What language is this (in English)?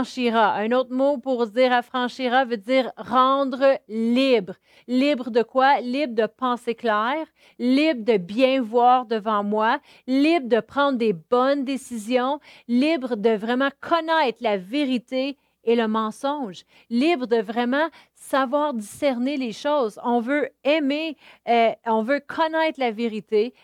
French